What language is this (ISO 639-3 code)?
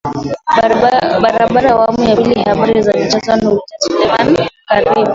swa